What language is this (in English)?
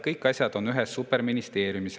Estonian